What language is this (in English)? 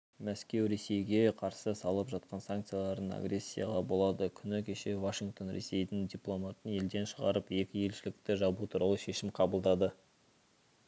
Kazakh